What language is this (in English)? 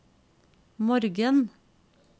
Norwegian